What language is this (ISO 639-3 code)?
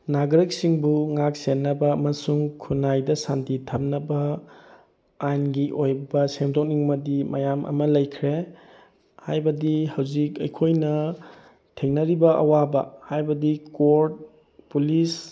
mni